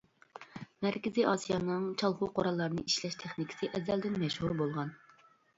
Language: Uyghur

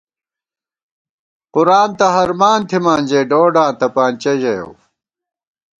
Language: Gawar-Bati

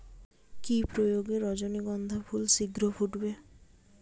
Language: Bangla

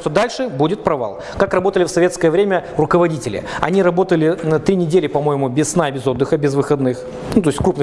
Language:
Russian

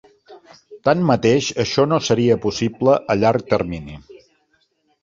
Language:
Catalan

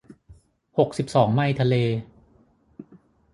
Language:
Thai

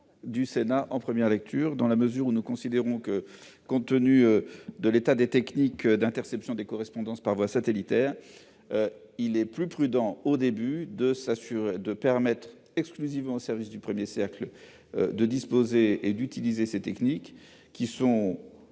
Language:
French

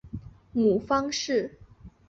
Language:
Chinese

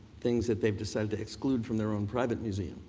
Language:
English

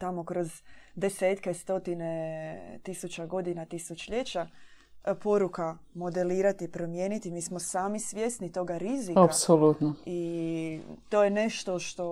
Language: Croatian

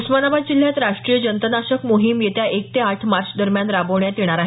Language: Marathi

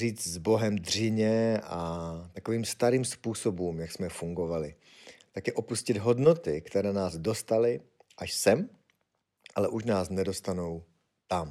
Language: Czech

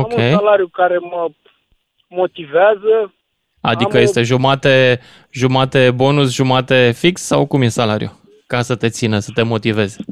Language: Romanian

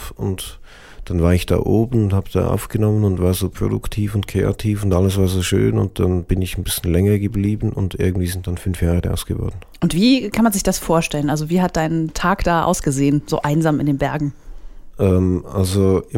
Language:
German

